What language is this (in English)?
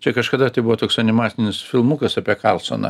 Lithuanian